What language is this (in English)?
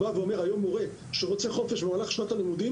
Hebrew